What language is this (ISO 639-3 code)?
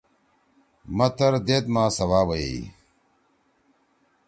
trw